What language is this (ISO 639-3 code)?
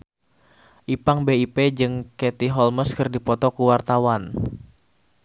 sun